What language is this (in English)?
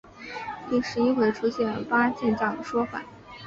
Chinese